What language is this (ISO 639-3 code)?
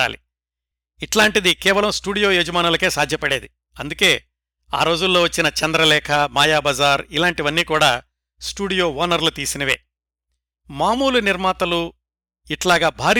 tel